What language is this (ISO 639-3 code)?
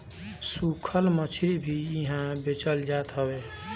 bho